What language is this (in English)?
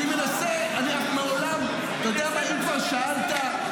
Hebrew